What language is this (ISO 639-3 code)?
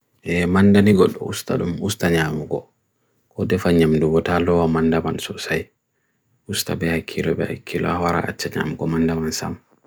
fui